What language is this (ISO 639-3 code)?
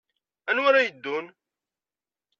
kab